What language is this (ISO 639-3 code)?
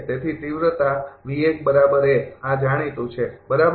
guj